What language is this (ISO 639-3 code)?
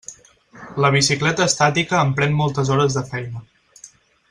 cat